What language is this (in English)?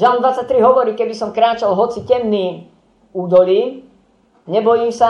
Slovak